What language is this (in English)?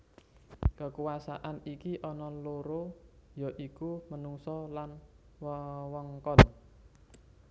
Javanese